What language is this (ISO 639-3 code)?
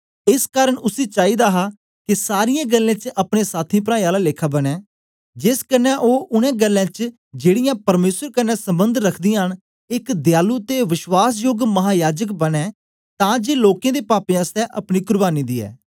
doi